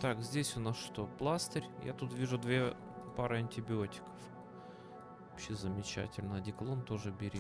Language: Russian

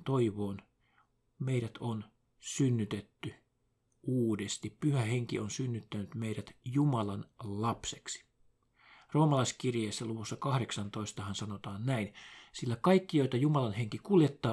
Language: Finnish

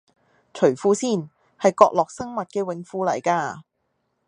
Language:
Cantonese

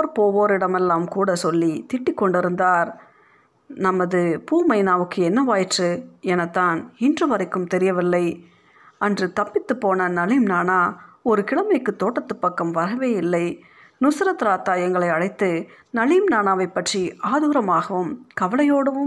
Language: Tamil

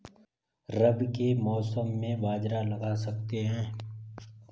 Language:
Hindi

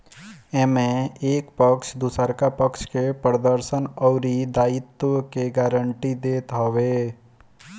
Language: Bhojpuri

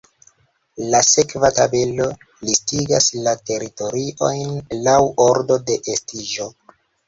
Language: Esperanto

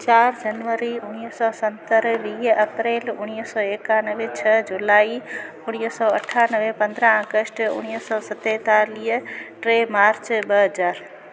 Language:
Sindhi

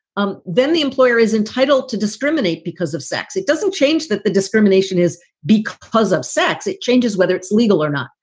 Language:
English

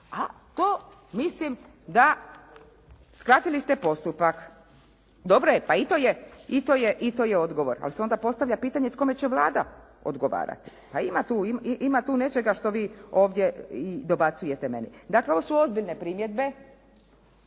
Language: Croatian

